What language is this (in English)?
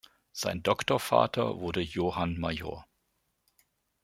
German